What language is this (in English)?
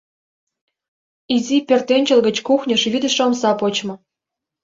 Mari